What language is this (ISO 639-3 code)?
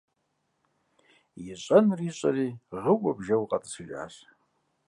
kbd